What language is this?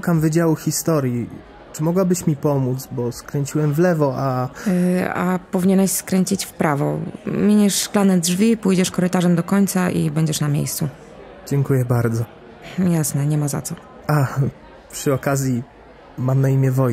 Polish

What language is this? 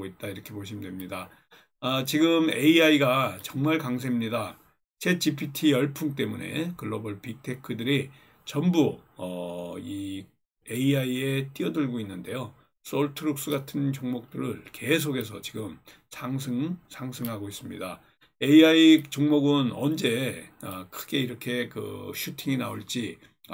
Korean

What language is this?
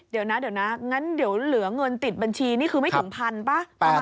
Thai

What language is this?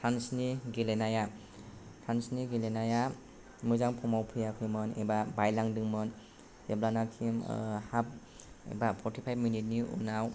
Bodo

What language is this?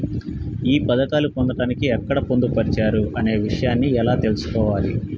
Telugu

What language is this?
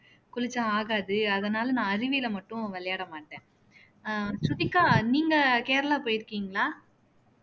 Tamil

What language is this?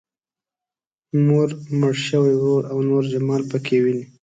Pashto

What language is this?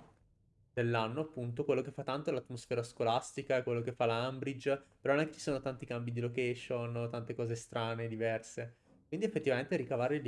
Italian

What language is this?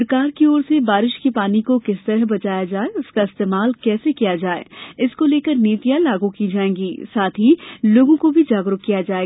Hindi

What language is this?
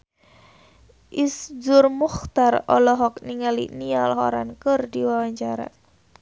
Sundanese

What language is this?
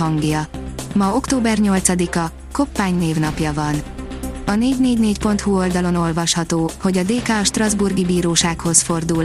Hungarian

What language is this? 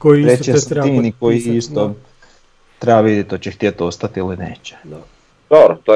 Croatian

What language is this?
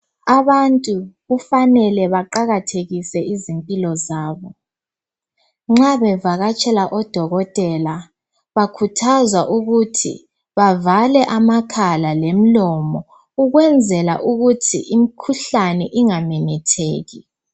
North Ndebele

